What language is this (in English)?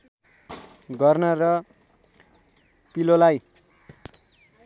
Nepali